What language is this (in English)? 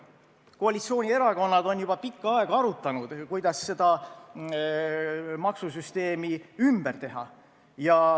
Estonian